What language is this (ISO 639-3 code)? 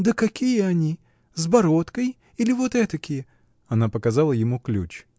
rus